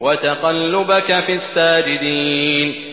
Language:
Arabic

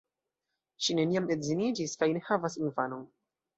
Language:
Esperanto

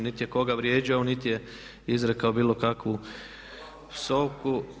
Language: Croatian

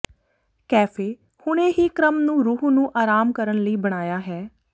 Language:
Punjabi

